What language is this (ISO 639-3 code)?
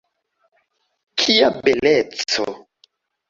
epo